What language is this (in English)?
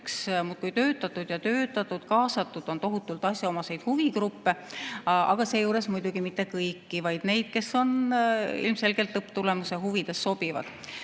Estonian